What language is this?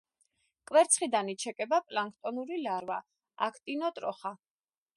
Georgian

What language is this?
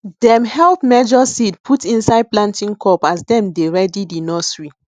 Nigerian Pidgin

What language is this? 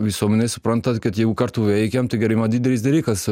Lithuanian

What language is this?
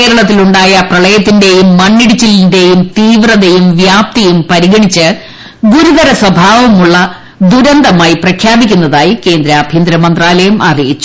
Malayalam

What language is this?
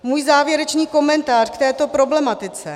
Czech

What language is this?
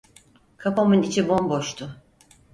Turkish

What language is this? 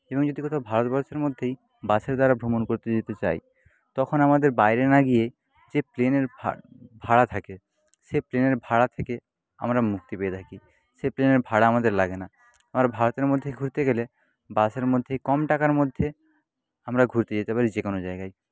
Bangla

